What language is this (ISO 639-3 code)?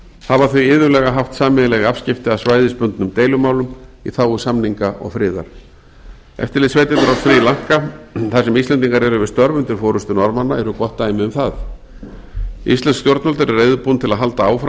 isl